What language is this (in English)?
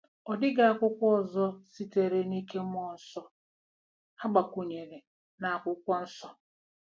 Igbo